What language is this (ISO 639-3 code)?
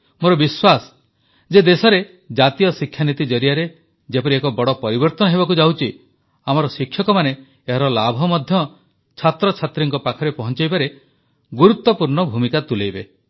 ori